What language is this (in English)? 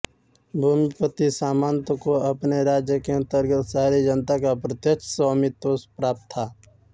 Hindi